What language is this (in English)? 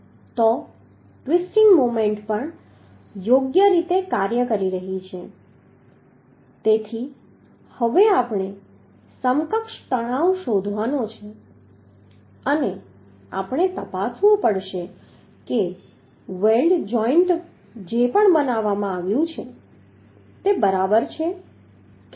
Gujarati